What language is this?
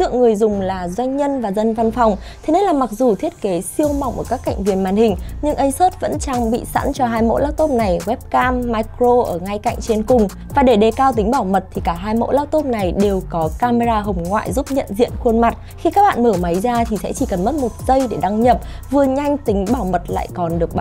Vietnamese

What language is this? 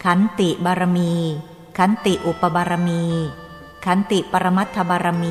Thai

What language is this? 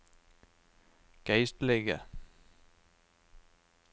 Norwegian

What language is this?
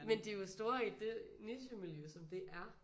Danish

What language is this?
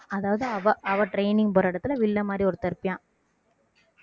Tamil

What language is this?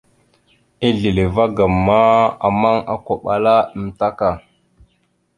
Mada (Cameroon)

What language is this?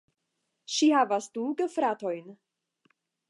Esperanto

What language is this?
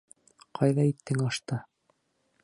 Bashkir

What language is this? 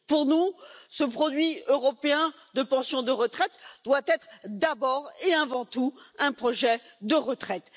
French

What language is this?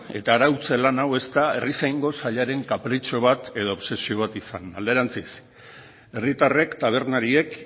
Basque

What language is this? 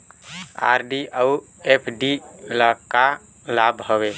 Chhattisgarhi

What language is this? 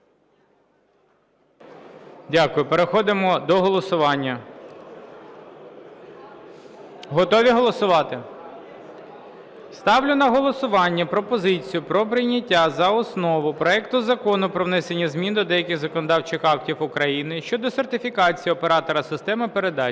Ukrainian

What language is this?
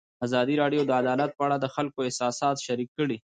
Pashto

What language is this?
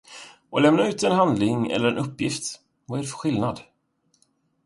Swedish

